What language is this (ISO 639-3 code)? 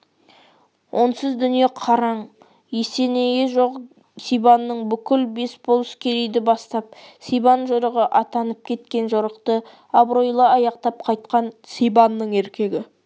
kaz